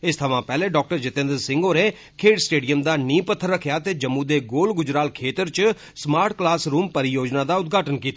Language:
Dogri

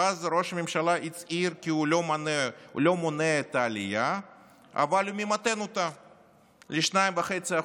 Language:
Hebrew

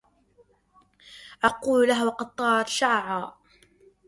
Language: Arabic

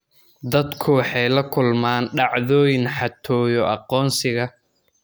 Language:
Somali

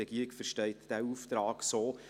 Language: Swiss German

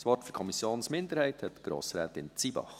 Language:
Swiss German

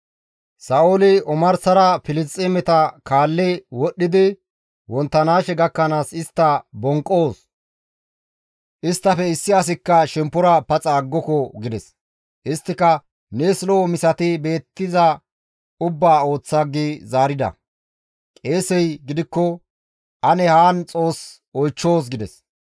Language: Gamo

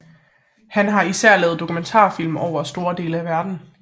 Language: Danish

